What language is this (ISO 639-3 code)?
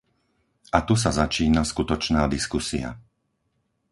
slk